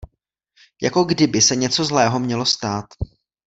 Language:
Czech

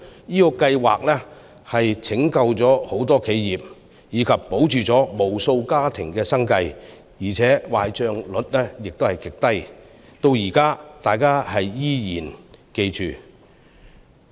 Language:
Cantonese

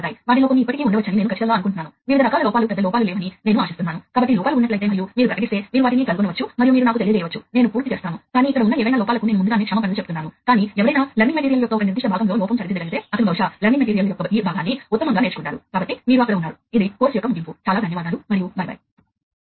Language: Telugu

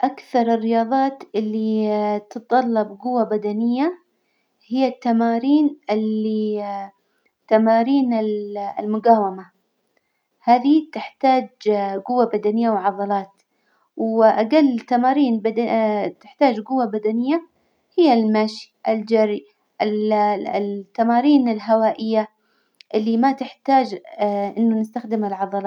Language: Hijazi Arabic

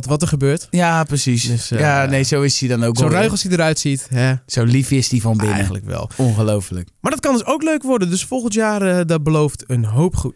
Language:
Dutch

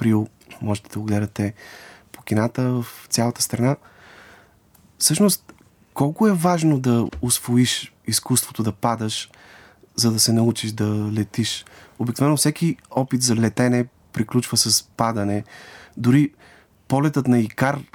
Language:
Bulgarian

